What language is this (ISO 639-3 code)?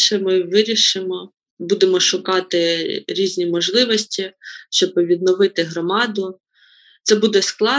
ukr